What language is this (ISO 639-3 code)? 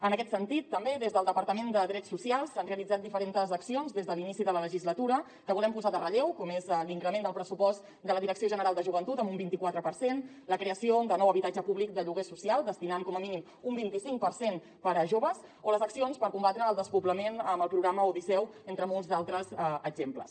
cat